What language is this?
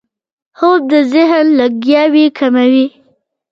Pashto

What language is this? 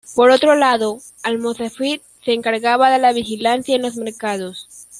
Spanish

